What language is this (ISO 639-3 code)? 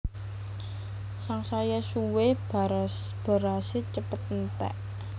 jav